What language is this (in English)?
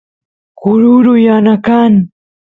Santiago del Estero Quichua